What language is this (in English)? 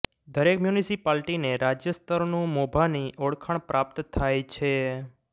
Gujarati